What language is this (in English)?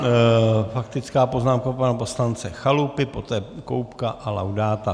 Czech